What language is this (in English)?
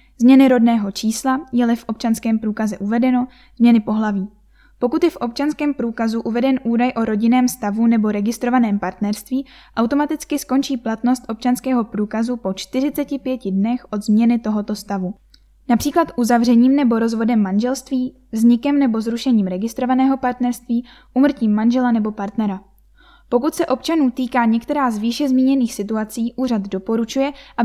Czech